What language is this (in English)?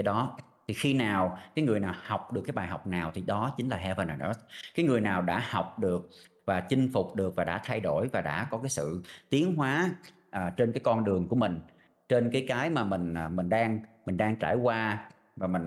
Vietnamese